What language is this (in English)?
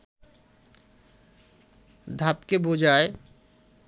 Bangla